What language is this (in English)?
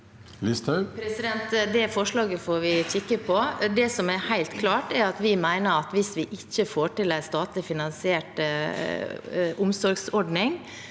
Norwegian